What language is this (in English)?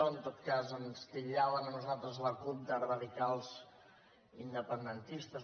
Catalan